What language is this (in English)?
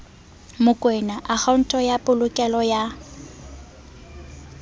Southern Sotho